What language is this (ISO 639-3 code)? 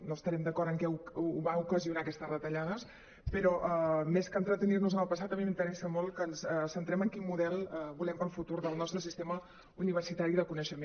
cat